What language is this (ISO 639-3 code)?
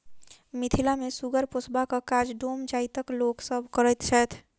mai